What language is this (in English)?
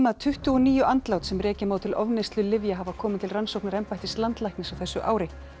Icelandic